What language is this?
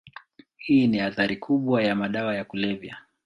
Swahili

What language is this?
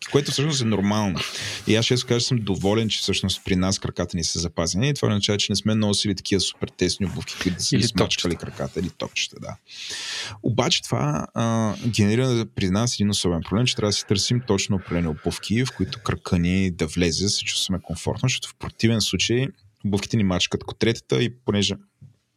Bulgarian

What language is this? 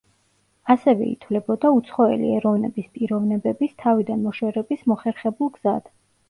Georgian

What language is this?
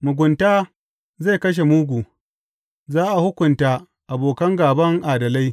Hausa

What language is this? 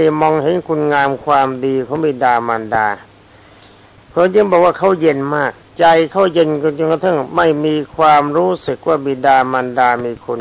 Thai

